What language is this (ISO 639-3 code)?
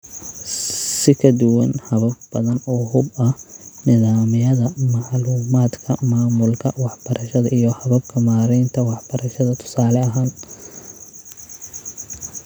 som